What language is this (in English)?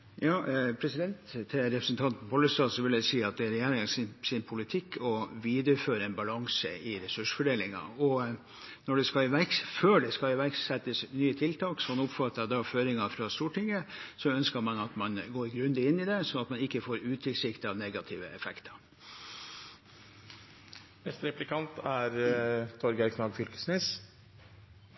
Norwegian